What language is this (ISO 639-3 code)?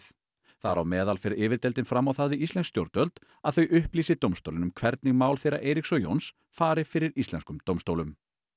isl